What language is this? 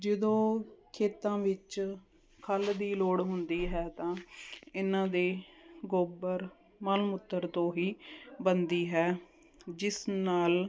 Punjabi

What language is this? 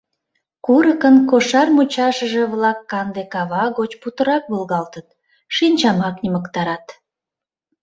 Mari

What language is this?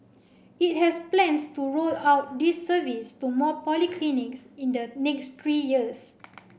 English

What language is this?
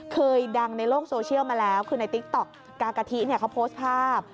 Thai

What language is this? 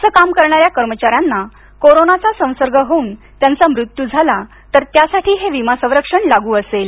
Marathi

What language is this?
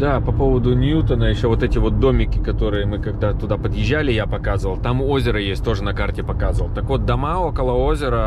Russian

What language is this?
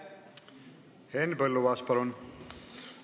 Estonian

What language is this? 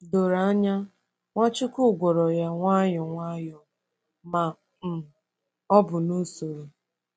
Igbo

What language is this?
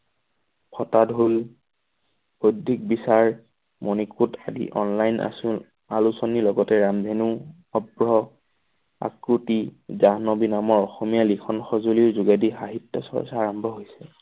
Assamese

